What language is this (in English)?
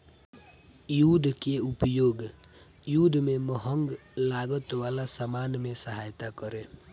Bhojpuri